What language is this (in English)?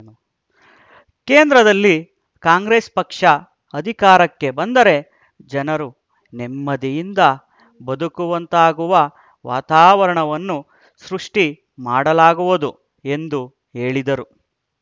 Kannada